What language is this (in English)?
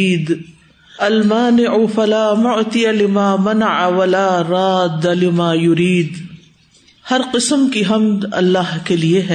Urdu